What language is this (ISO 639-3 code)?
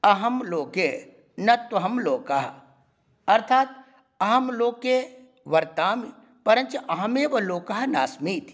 san